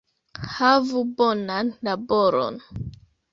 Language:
Esperanto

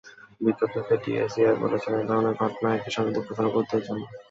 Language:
Bangla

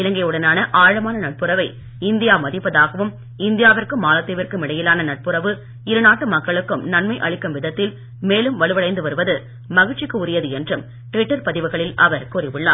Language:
Tamil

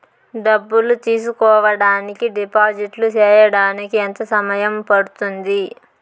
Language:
Telugu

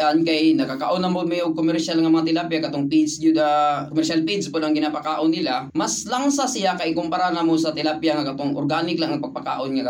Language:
Filipino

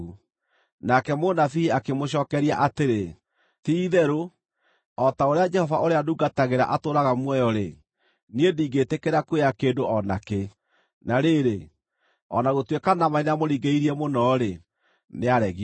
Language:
Kikuyu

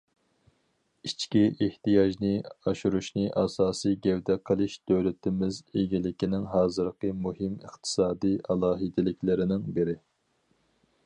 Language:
Uyghur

